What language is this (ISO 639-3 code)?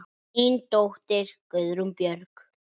isl